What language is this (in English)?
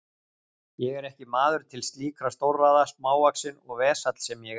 Icelandic